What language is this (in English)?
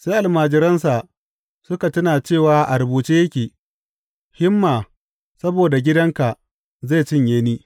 Hausa